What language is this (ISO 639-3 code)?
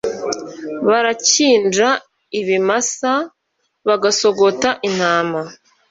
kin